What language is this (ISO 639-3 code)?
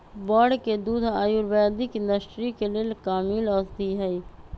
mag